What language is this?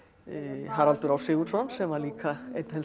Icelandic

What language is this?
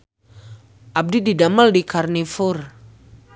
Sundanese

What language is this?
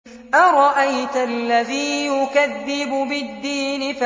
Arabic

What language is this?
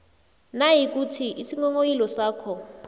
South Ndebele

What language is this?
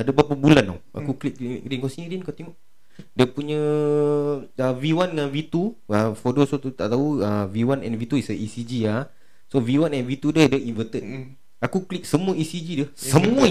Malay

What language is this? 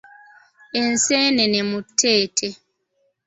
Ganda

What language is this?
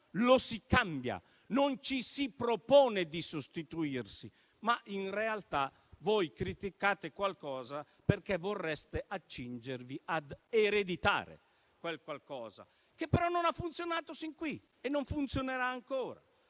Italian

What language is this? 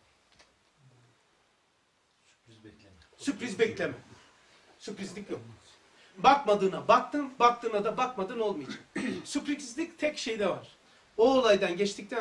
Turkish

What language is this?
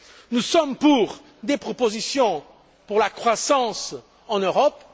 French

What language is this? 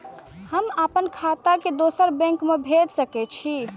Maithili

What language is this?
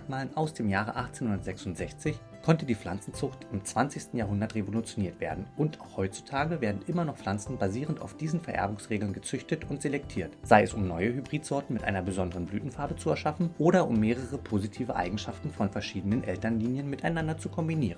German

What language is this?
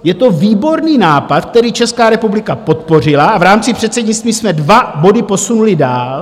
Czech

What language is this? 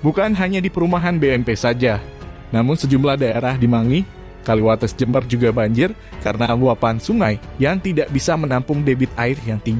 Indonesian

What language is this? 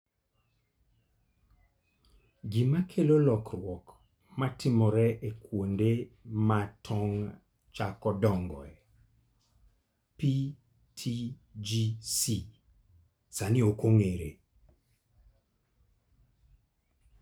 Luo (Kenya and Tanzania)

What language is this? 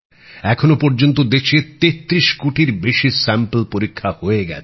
Bangla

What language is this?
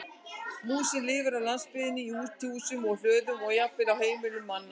Icelandic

